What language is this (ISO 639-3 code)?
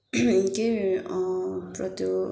nep